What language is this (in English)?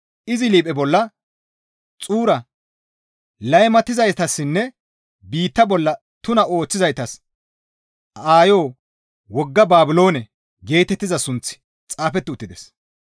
Gamo